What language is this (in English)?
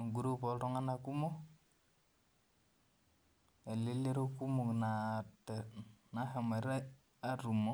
Masai